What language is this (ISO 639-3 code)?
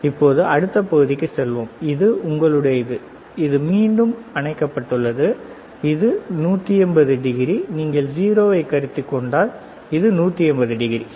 tam